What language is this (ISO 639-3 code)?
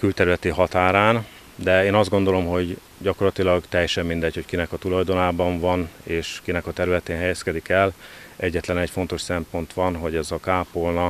hun